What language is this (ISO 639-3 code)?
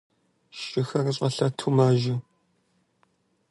kbd